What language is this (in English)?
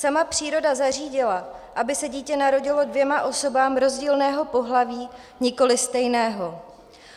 Czech